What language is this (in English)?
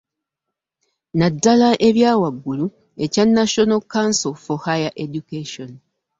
Ganda